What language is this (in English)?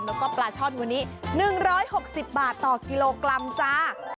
Thai